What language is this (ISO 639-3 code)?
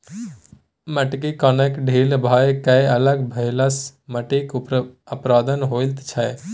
mai